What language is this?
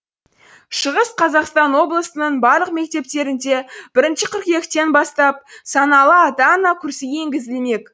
Kazakh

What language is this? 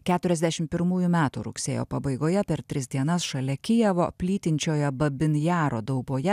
Lithuanian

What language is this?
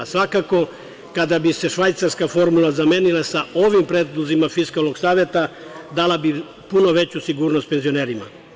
Serbian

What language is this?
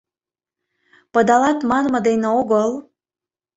Mari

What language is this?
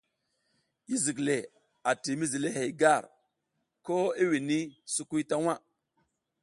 South Giziga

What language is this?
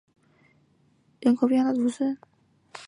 Chinese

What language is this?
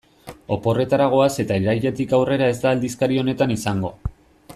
Basque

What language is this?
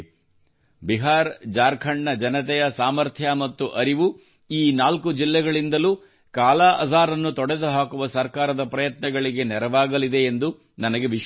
Kannada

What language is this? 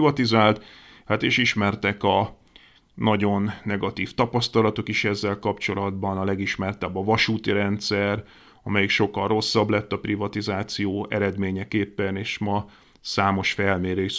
Hungarian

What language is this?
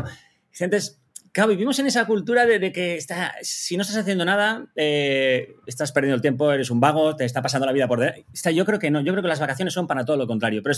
Spanish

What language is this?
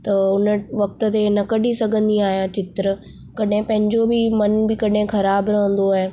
Sindhi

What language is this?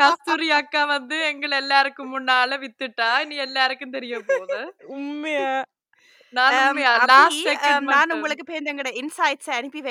Tamil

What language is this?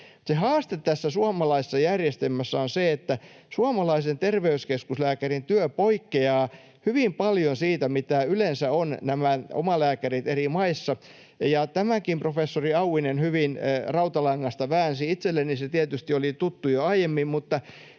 Finnish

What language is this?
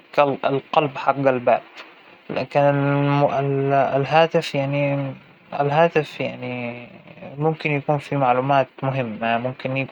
Hijazi Arabic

